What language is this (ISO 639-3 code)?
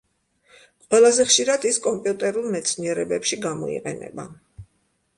kat